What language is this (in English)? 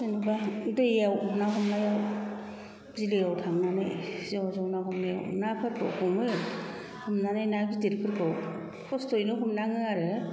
Bodo